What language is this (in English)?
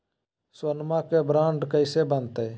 Magahi